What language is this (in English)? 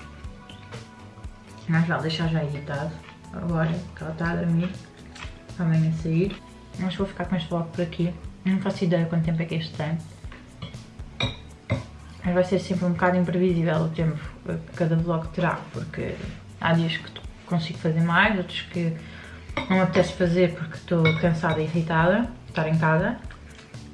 Portuguese